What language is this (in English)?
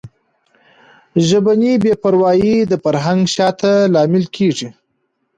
Pashto